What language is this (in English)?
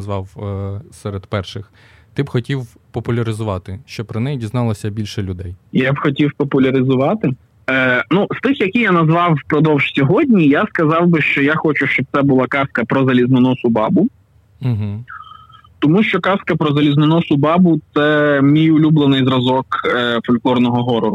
Ukrainian